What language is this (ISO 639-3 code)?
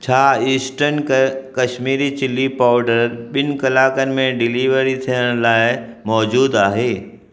snd